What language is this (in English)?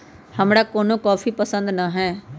Magahi